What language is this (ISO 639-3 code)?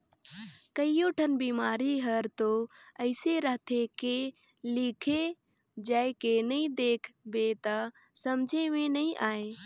hne